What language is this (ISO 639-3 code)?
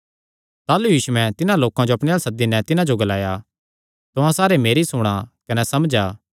xnr